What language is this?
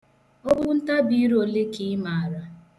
Igbo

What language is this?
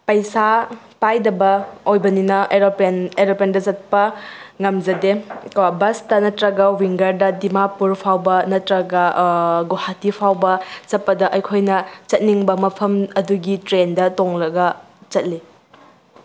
Manipuri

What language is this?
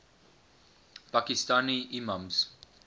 English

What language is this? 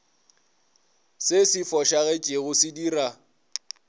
Northern Sotho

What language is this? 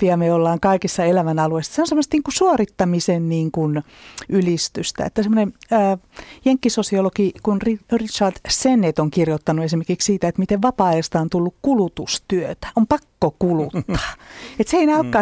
Finnish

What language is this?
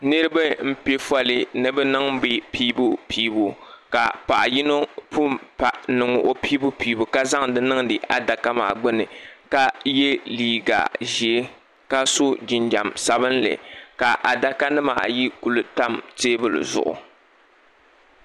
Dagbani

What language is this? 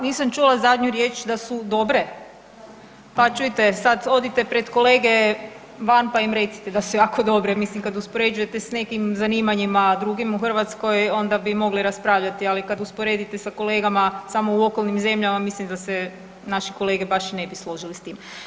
Croatian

